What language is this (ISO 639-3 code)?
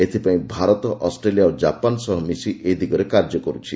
ori